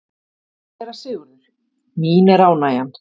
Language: Icelandic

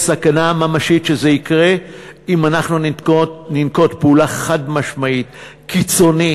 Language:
Hebrew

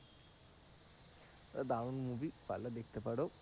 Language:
Bangla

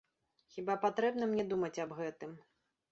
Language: Belarusian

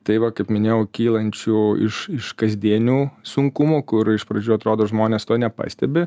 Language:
Lithuanian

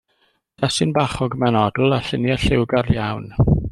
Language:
Welsh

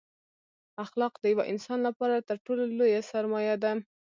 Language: Pashto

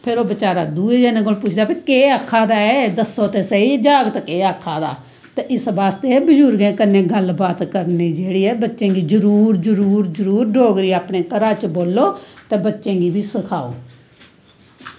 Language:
Dogri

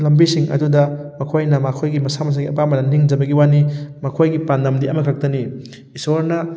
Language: Manipuri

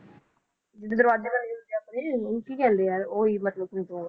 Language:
Punjabi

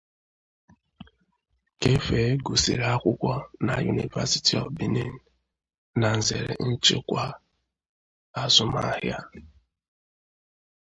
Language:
Igbo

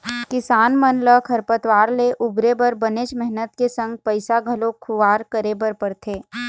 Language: Chhattisgarhi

